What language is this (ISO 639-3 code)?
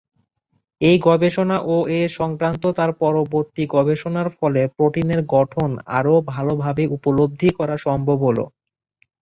ben